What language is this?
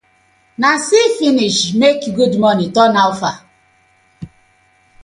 Nigerian Pidgin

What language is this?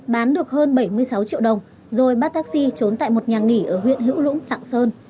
Vietnamese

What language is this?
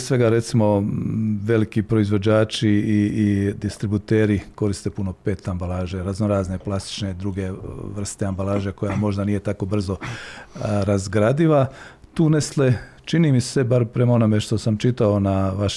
Croatian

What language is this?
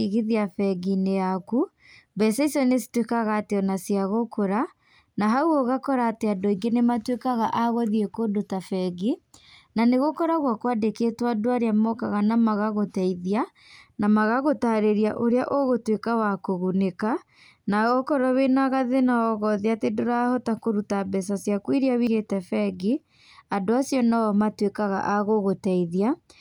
Kikuyu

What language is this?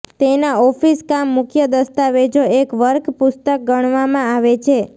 Gujarati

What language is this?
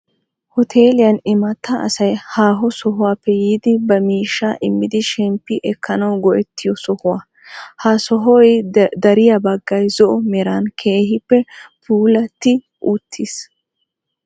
Wolaytta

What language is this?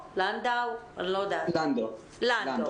Hebrew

